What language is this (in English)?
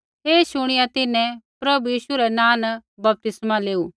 Kullu Pahari